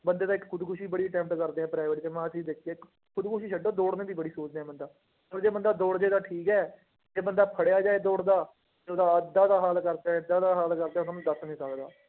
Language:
Punjabi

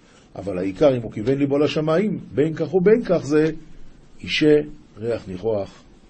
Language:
Hebrew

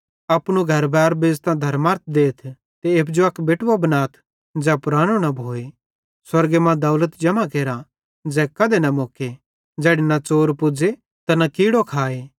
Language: Bhadrawahi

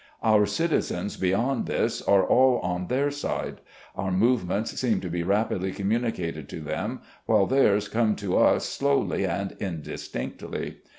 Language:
English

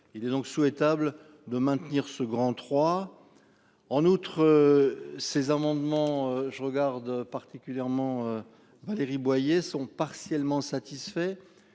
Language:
French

